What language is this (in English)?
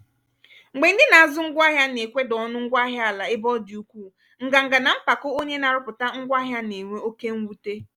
Igbo